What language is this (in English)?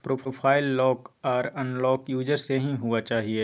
Maithili